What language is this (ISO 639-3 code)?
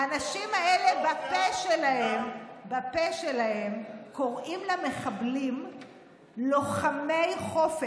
heb